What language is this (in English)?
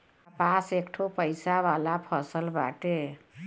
Bhojpuri